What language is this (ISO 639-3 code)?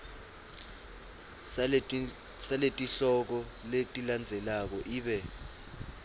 ssw